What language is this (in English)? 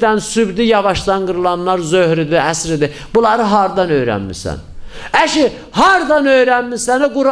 Turkish